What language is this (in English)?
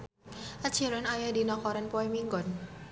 Sundanese